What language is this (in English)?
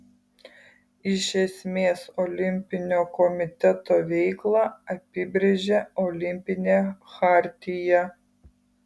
Lithuanian